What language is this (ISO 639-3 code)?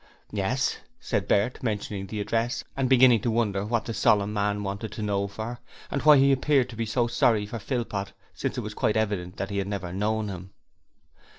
eng